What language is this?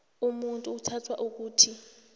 South Ndebele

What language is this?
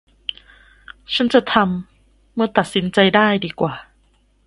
Thai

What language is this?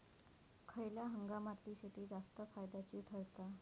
Marathi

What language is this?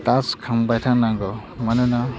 Bodo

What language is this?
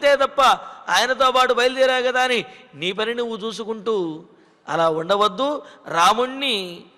Telugu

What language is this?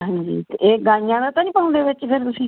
Punjabi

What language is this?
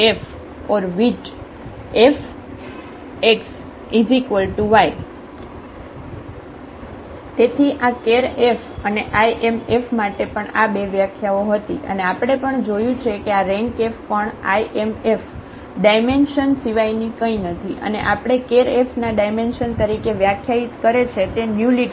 Gujarati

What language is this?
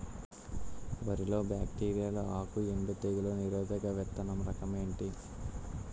Telugu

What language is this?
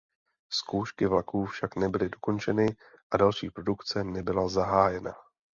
Czech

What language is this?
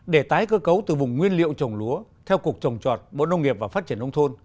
Vietnamese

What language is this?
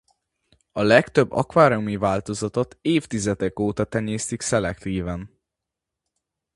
Hungarian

